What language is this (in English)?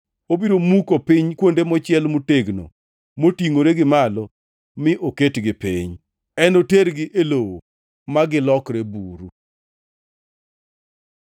Luo (Kenya and Tanzania)